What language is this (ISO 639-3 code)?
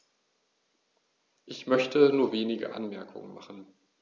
deu